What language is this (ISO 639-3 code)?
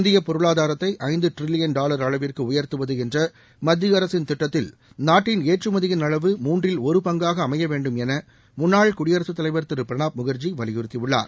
tam